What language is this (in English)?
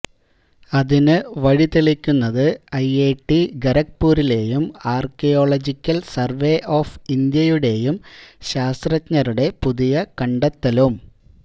Malayalam